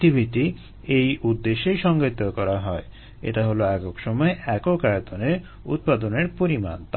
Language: Bangla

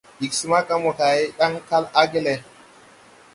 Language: Tupuri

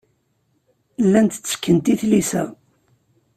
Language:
Kabyle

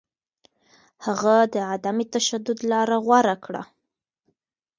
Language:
Pashto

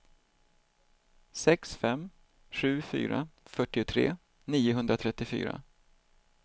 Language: Swedish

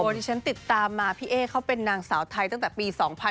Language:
Thai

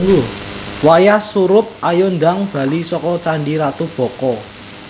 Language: Javanese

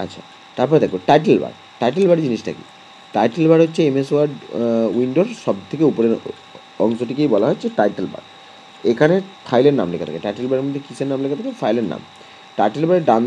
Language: Romanian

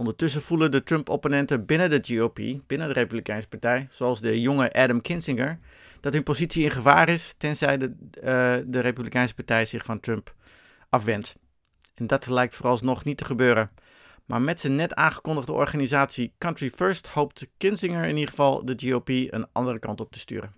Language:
Dutch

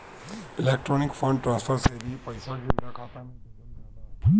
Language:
Bhojpuri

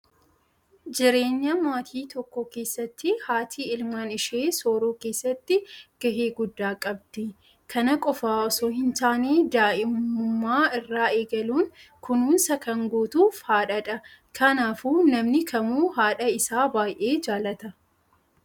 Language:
Oromo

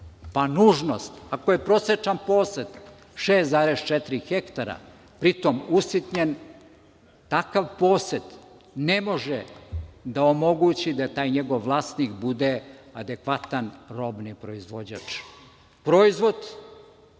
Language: Serbian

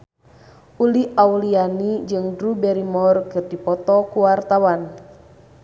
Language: Sundanese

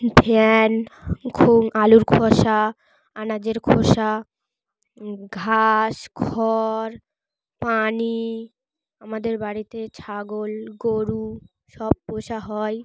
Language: Bangla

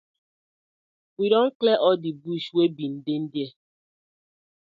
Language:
Nigerian Pidgin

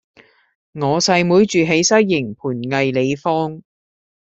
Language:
Cantonese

